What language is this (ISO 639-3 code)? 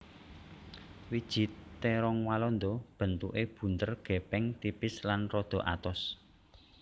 jav